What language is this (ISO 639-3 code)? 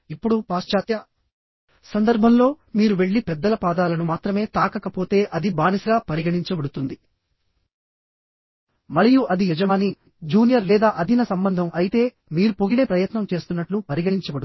tel